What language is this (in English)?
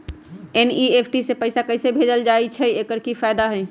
Magahi